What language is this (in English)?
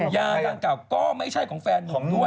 Thai